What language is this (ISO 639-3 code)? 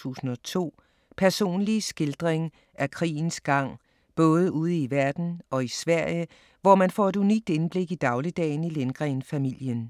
dan